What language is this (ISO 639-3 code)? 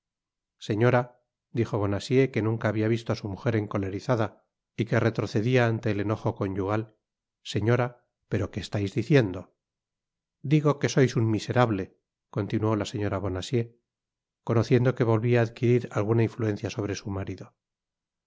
spa